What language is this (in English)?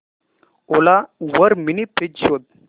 Marathi